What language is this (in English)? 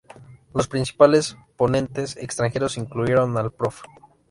Spanish